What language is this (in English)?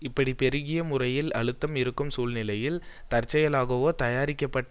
Tamil